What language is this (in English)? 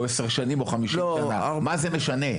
Hebrew